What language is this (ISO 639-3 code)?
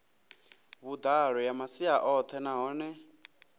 ven